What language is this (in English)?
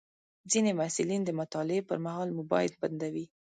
Pashto